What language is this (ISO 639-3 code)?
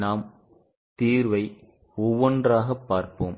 tam